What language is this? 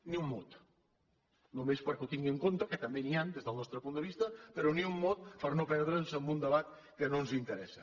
Catalan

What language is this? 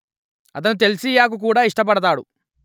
Telugu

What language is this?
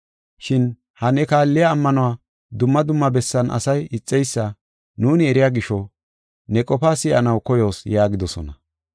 Gofa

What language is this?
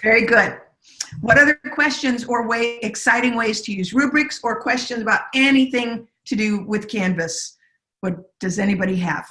English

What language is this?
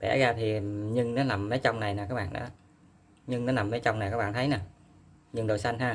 Vietnamese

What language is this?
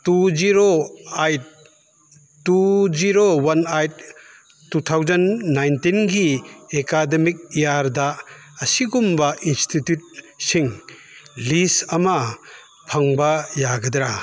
Manipuri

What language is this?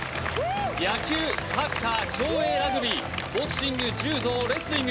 Japanese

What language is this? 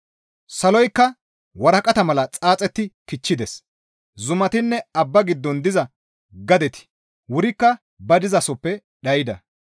Gamo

